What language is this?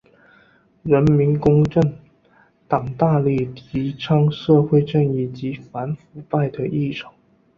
Chinese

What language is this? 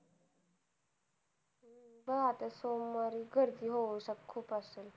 Marathi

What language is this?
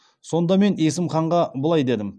Kazakh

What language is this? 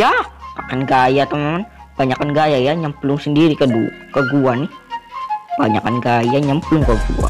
Indonesian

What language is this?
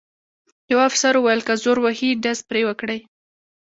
Pashto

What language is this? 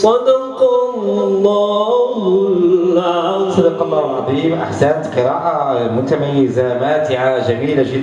Arabic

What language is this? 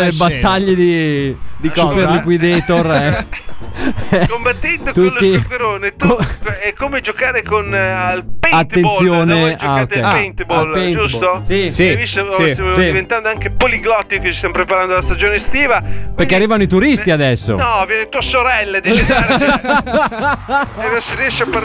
Italian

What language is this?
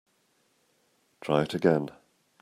English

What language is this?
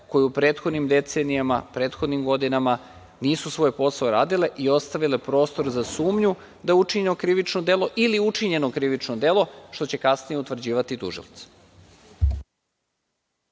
Serbian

